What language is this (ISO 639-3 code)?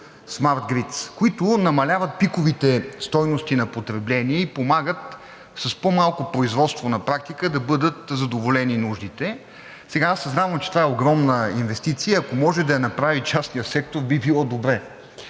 bul